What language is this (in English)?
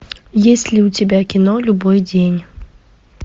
Russian